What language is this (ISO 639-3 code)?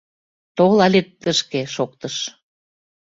chm